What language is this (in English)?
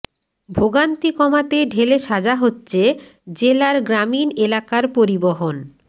Bangla